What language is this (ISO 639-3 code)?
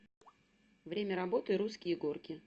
rus